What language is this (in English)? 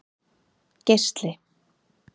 Icelandic